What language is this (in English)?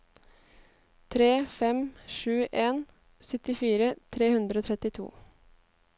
Norwegian